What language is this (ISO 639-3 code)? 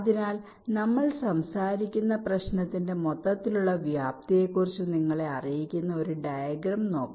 mal